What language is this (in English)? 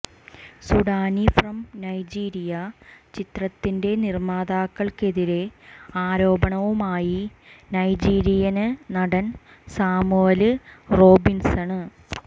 Malayalam